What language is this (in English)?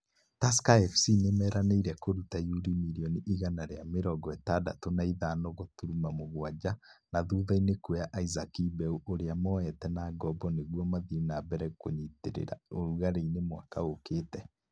Kikuyu